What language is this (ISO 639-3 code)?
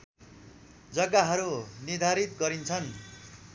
nep